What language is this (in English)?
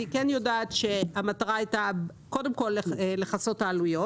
Hebrew